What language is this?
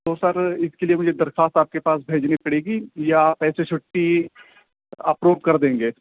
Urdu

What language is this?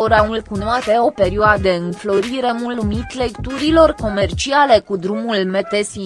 Romanian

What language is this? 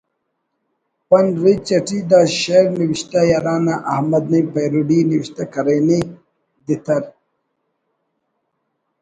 Brahui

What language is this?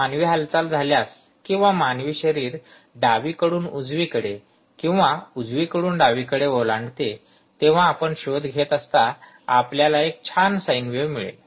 Marathi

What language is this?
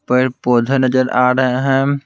Hindi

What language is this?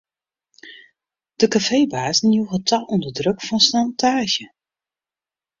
Western Frisian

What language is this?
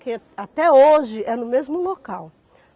Portuguese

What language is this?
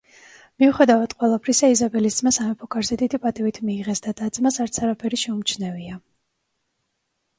Georgian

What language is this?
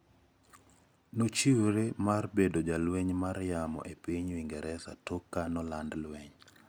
Luo (Kenya and Tanzania)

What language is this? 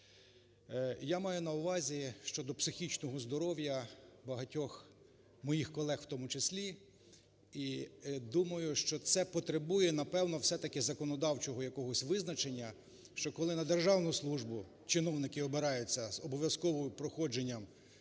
Ukrainian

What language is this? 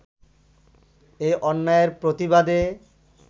Bangla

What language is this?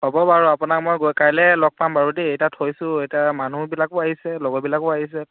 Assamese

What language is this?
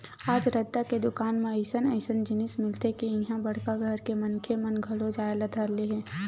Chhattisgarhi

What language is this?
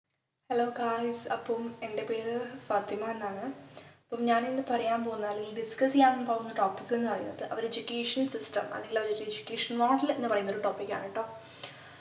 Malayalam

